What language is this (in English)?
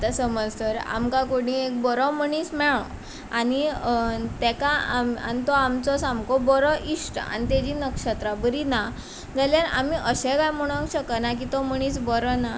Konkani